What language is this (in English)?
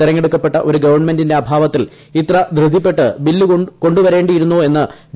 Malayalam